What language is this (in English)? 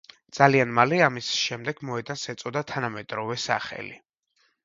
Georgian